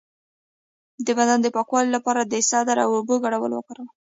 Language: Pashto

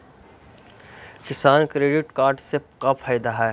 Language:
Magahi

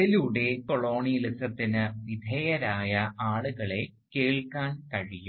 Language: Malayalam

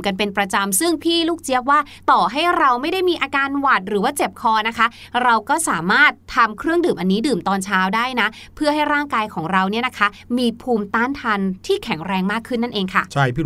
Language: Thai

